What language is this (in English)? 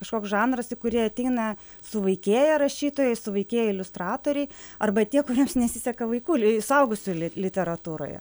Lithuanian